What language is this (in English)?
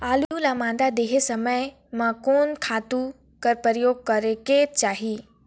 Chhattisgarhi